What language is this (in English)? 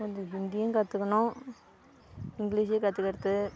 Tamil